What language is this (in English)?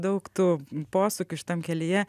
Lithuanian